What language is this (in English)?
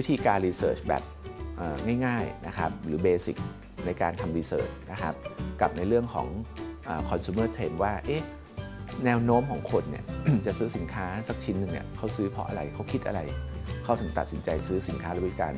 Thai